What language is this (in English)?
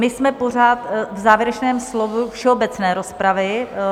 Czech